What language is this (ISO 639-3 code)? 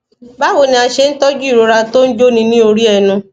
yor